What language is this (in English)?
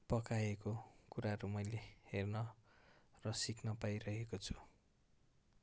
Nepali